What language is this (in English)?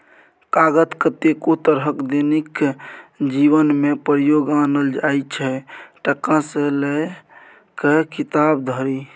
Maithili